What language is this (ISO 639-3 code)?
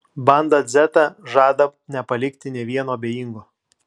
lit